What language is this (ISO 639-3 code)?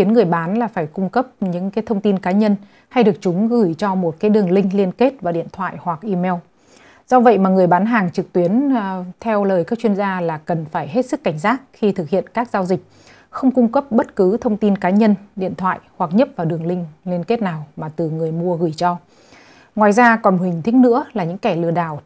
vie